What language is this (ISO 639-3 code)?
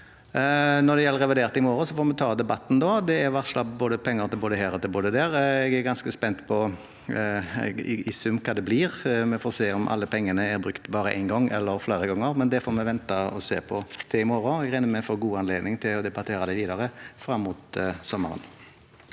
nor